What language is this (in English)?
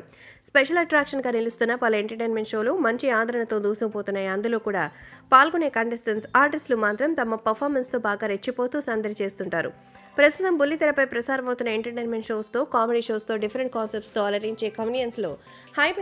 Hindi